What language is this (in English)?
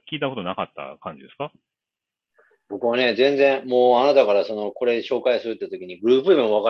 Japanese